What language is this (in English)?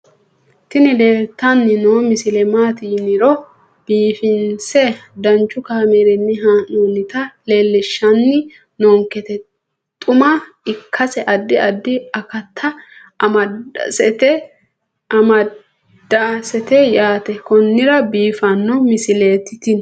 Sidamo